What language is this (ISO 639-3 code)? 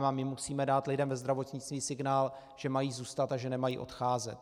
ces